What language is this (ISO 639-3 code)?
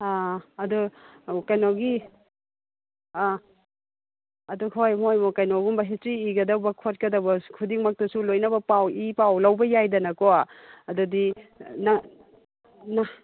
mni